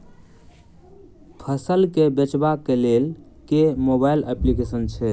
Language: Maithili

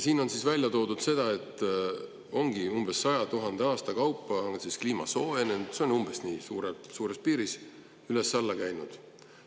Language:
Estonian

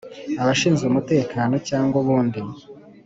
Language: Kinyarwanda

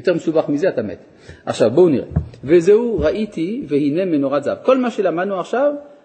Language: Hebrew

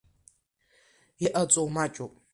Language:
Abkhazian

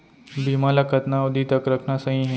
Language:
Chhattisgarhi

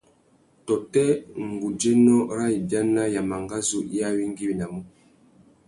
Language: Tuki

